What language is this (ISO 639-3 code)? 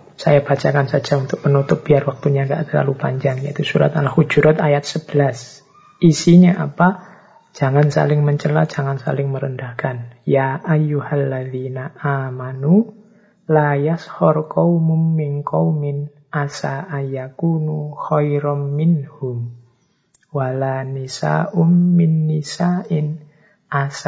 ind